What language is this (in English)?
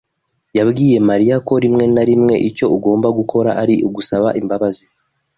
Kinyarwanda